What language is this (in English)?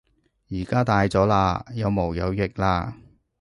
Cantonese